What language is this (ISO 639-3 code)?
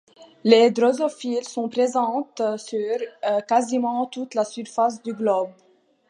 fra